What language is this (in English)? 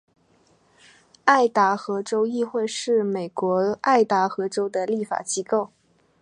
Chinese